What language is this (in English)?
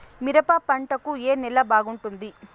Telugu